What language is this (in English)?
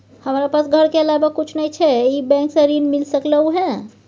Maithili